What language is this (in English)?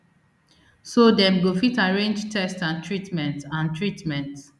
Nigerian Pidgin